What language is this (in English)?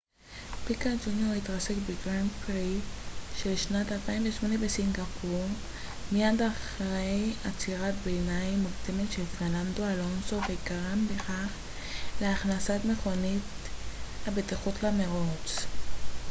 Hebrew